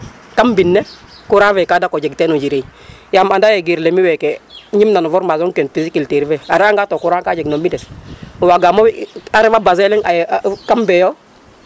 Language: Serer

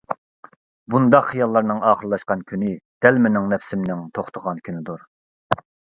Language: Uyghur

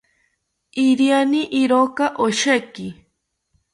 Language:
South Ucayali Ashéninka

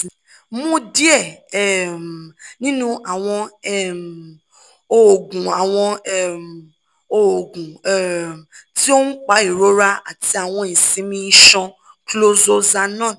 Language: Yoruba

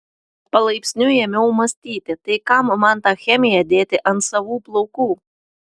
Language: Lithuanian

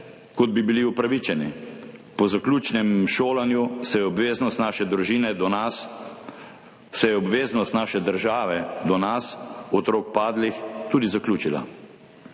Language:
Slovenian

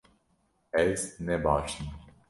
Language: Kurdish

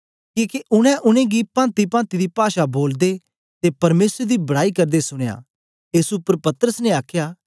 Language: Dogri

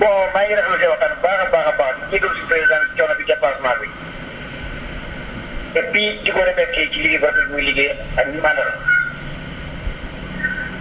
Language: Wolof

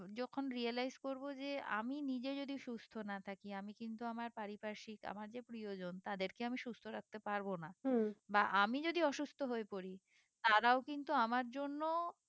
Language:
Bangla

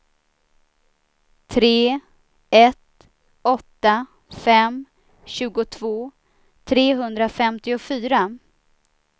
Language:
Swedish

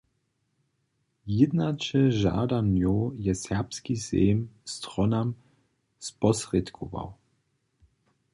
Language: Upper Sorbian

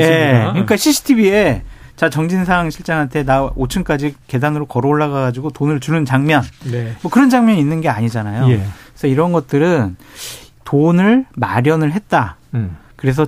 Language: Korean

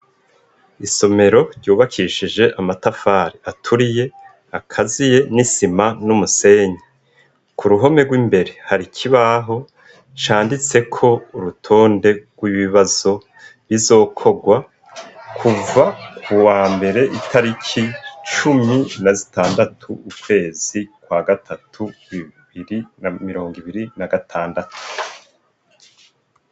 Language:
Rundi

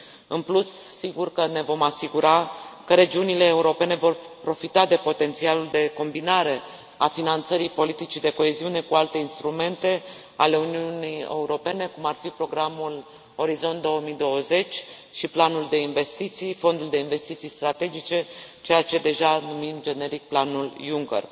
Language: Romanian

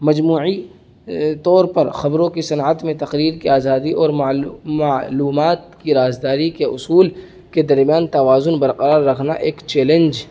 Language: Urdu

